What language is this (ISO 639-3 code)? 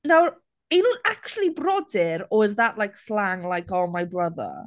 cym